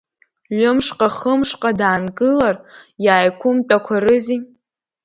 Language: Abkhazian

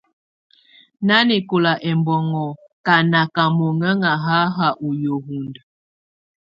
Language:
Tunen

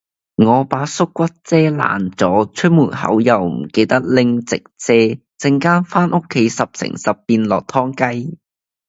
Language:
Cantonese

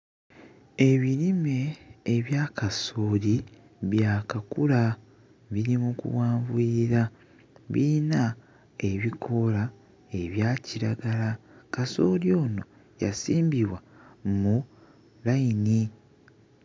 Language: Ganda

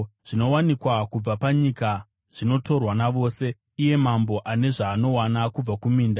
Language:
Shona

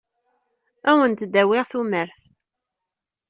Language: Kabyle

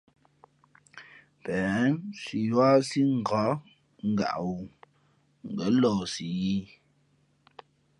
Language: Fe'fe'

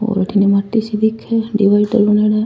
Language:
Rajasthani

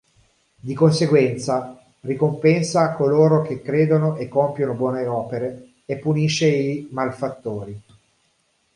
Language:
Italian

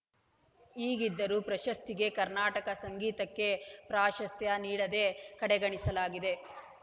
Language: Kannada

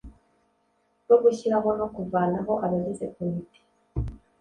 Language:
Kinyarwanda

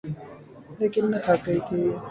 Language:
Urdu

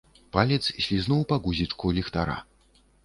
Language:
Belarusian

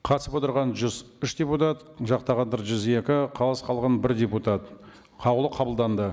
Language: Kazakh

